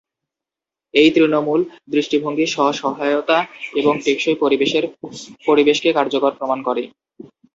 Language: Bangla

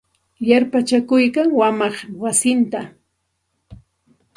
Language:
Santa Ana de Tusi Pasco Quechua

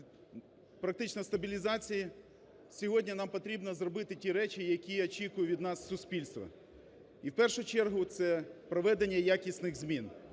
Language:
Ukrainian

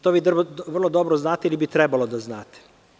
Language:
Serbian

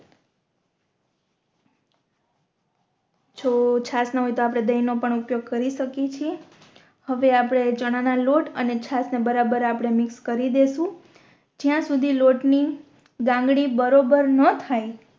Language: Gujarati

